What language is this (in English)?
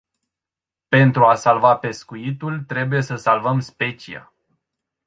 Romanian